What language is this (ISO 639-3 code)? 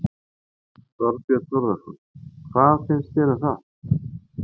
isl